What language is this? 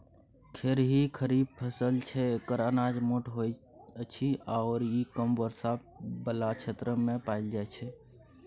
Maithili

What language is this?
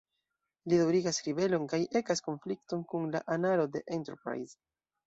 Esperanto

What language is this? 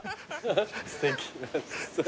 Japanese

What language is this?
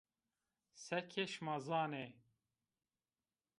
Zaza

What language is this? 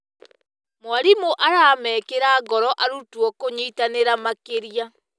Kikuyu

